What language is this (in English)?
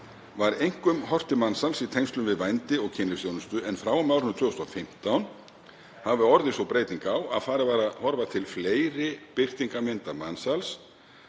Icelandic